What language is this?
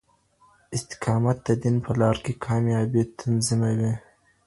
Pashto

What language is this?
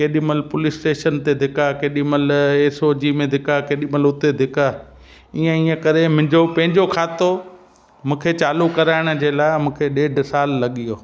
Sindhi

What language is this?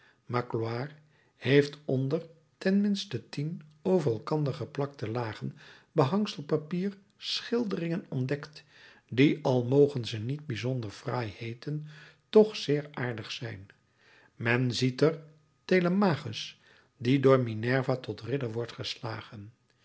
Dutch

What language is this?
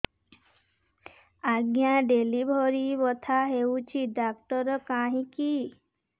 Odia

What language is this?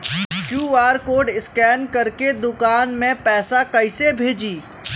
Bhojpuri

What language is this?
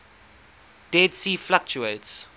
English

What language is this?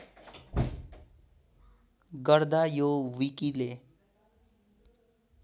Nepali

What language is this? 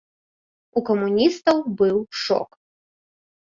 Belarusian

